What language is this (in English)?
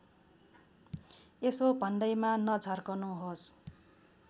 Nepali